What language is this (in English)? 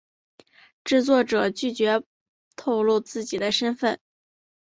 Chinese